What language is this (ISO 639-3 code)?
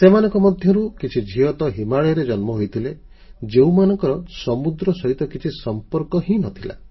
ori